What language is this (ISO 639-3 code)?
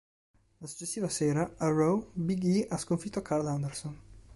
ita